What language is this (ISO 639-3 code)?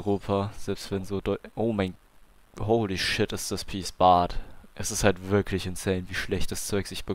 deu